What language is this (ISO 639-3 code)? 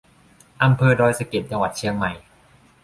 tha